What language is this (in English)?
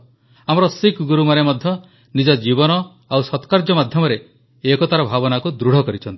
Odia